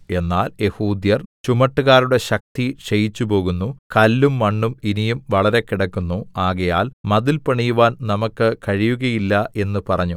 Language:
Malayalam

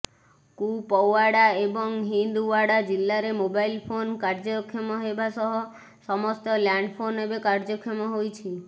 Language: Odia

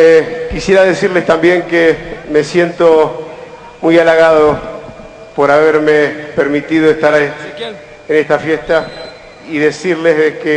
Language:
Spanish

